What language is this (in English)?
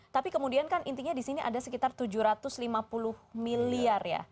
Indonesian